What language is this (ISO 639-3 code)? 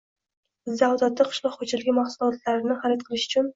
uzb